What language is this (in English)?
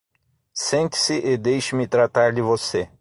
Portuguese